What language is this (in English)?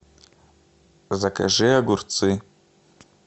Russian